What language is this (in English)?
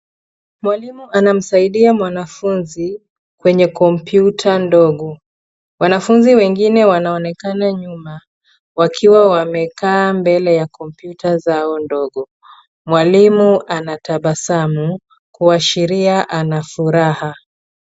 Swahili